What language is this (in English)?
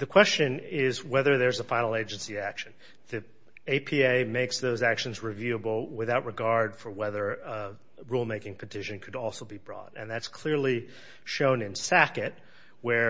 English